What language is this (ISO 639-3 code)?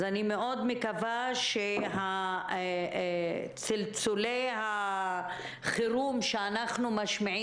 heb